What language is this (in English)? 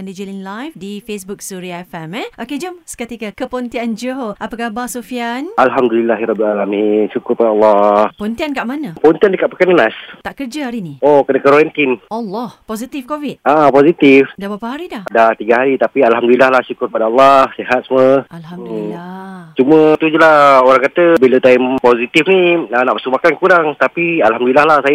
Malay